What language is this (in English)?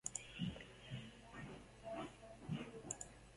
Basque